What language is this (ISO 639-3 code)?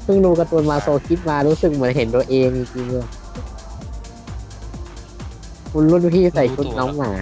tha